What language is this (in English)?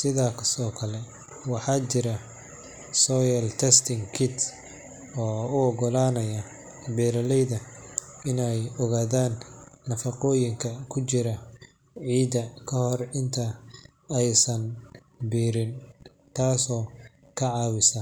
Somali